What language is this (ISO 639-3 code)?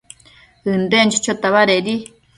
mcf